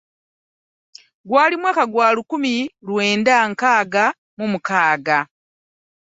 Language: Ganda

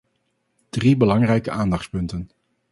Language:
Dutch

